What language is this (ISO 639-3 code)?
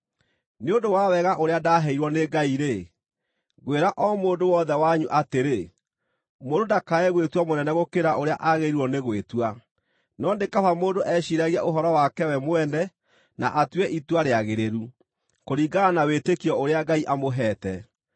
kik